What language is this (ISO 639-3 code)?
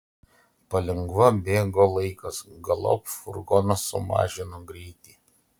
lit